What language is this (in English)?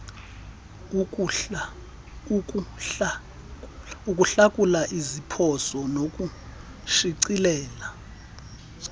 Xhosa